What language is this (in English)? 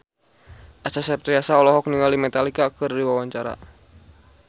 Sundanese